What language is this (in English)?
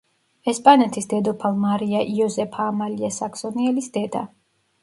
Georgian